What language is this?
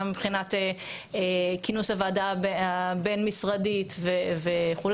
Hebrew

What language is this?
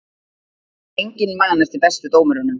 Icelandic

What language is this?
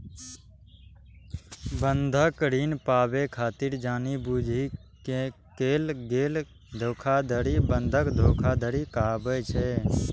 Maithili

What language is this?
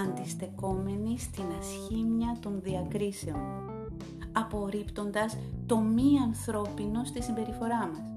Greek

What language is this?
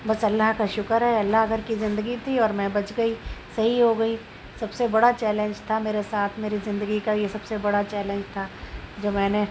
Urdu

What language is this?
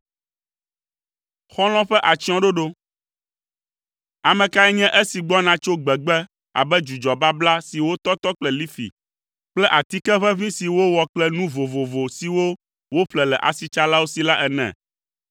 Ewe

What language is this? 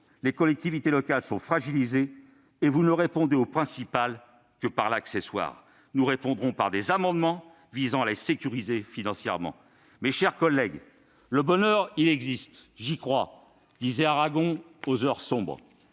French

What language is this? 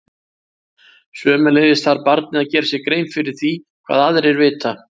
Icelandic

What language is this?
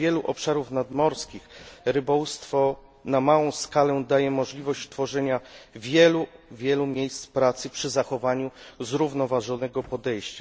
Polish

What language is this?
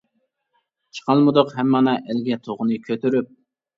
Uyghur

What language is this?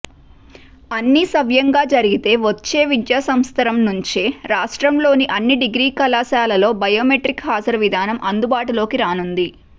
Telugu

